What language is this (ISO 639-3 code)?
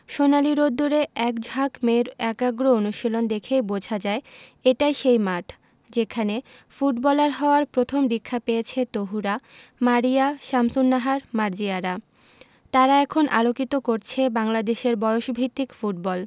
ben